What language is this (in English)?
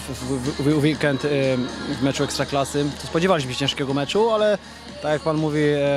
Polish